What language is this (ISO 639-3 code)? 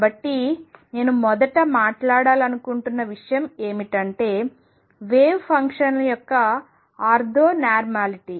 tel